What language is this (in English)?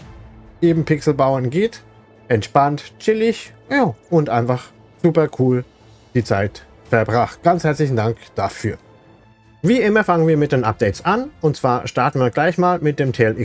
German